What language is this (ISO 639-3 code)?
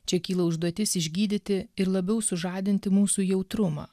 lit